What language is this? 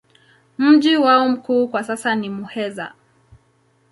Swahili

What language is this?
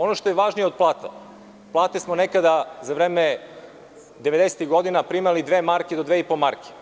Serbian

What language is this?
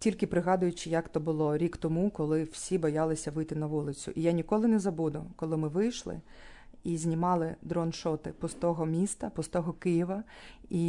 Ukrainian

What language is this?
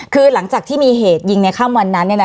Thai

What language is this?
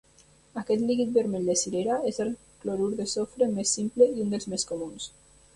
Catalan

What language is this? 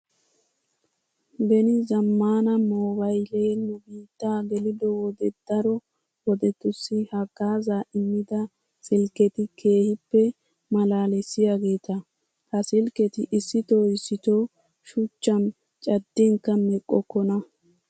Wolaytta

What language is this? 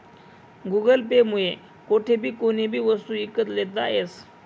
Marathi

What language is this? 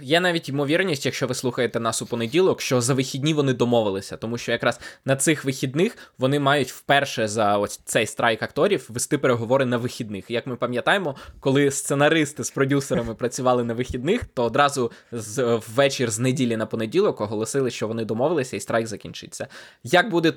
Ukrainian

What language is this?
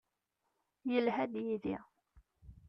Kabyle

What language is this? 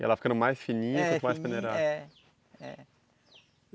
Portuguese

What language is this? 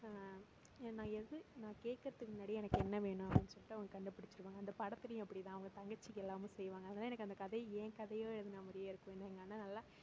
Tamil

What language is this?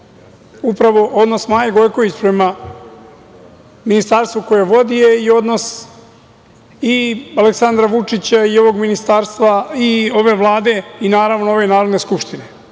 Serbian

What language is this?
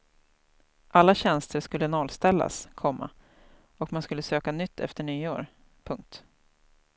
Swedish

